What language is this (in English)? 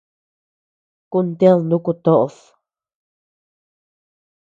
Tepeuxila Cuicatec